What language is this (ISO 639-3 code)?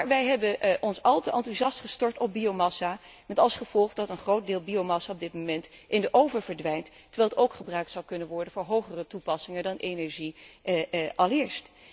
nld